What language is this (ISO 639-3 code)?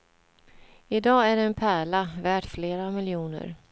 swe